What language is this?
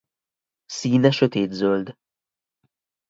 Hungarian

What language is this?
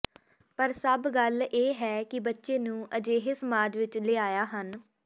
Punjabi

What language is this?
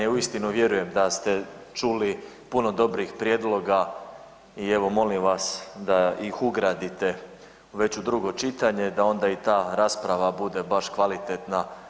Croatian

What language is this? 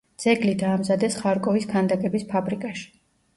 Georgian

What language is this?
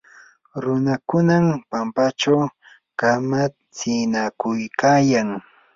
Yanahuanca Pasco Quechua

